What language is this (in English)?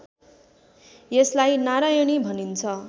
Nepali